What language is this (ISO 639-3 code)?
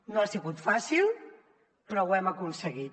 cat